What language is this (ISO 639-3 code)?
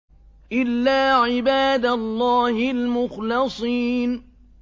ara